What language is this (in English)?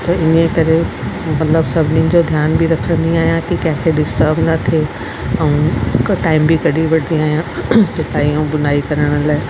Sindhi